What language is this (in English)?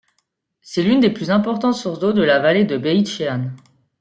French